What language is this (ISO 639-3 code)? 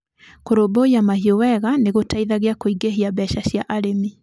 kik